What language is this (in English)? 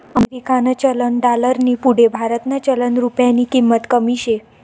Marathi